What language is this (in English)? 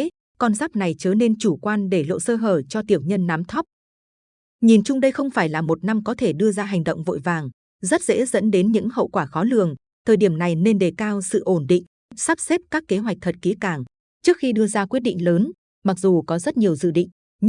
Vietnamese